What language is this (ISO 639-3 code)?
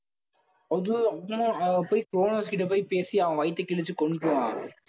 tam